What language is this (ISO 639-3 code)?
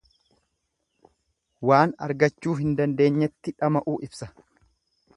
orm